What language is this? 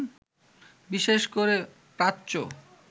Bangla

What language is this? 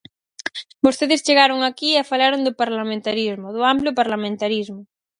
Galician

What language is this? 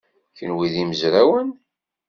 Kabyle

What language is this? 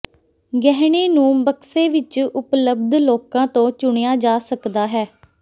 Punjabi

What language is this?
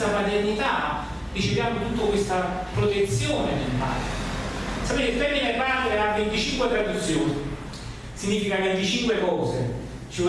Italian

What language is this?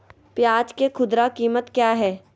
Magahi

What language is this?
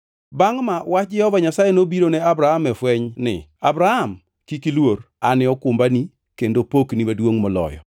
Luo (Kenya and Tanzania)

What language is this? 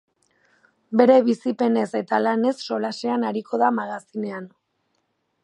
Basque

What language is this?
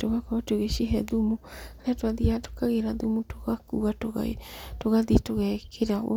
Kikuyu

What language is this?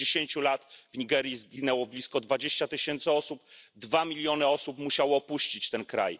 Polish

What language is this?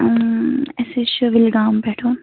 Kashmiri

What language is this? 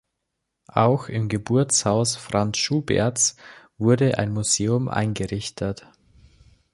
German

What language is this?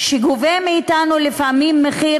Hebrew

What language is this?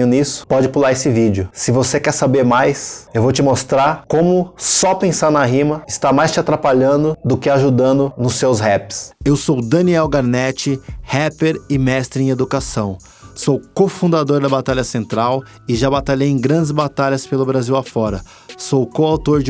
Portuguese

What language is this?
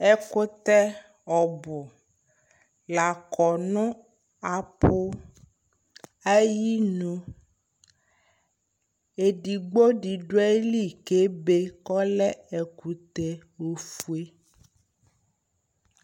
Ikposo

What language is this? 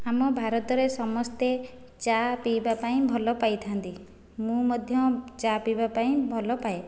Odia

